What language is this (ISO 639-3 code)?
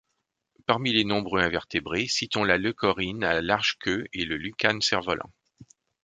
fra